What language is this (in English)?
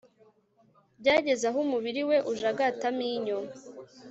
Kinyarwanda